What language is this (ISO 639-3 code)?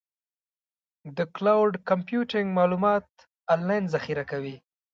pus